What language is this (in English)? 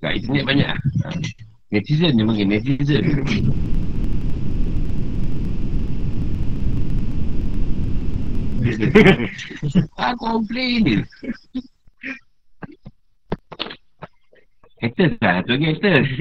Malay